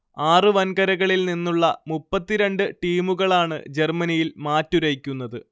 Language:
Malayalam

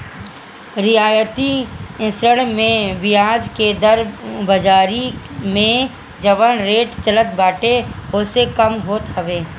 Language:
Bhojpuri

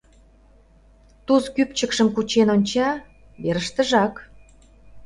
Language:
Mari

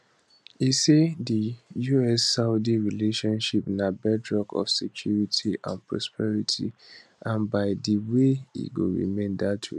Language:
Nigerian Pidgin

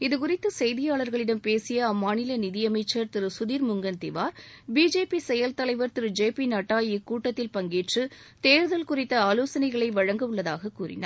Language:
Tamil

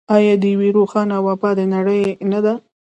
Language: Pashto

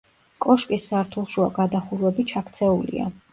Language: Georgian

